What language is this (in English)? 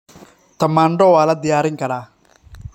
Somali